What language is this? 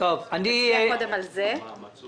Hebrew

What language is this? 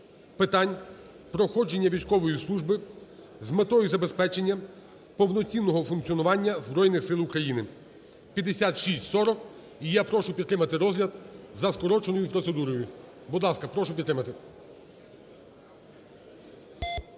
Ukrainian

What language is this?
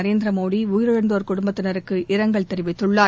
Tamil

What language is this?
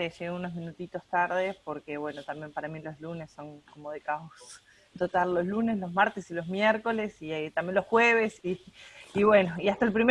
Spanish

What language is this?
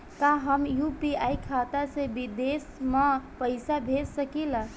Bhojpuri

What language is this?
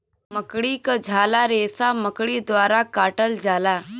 Bhojpuri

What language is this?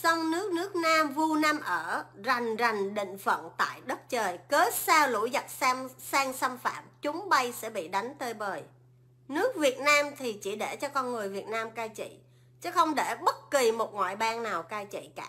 Vietnamese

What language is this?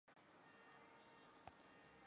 Chinese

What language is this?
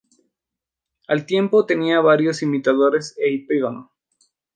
Spanish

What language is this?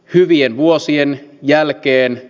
Finnish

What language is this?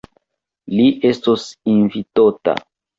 Esperanto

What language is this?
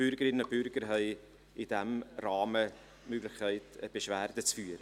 Swiss German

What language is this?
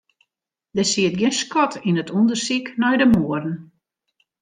Western Frisian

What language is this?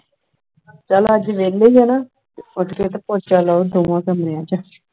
Punjabi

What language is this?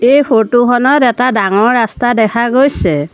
Assamese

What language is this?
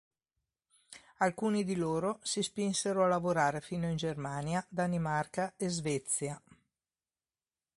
Italian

